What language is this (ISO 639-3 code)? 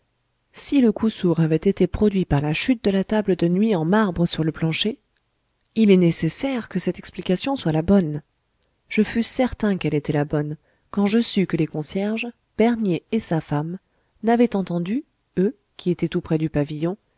fra